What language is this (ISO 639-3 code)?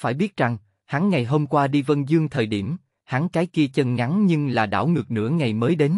vie